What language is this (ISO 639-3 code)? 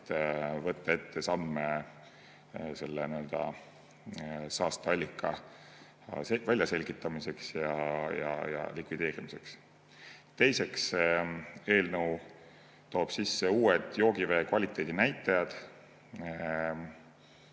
est